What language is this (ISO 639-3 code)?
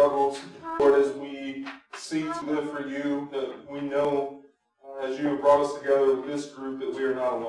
eng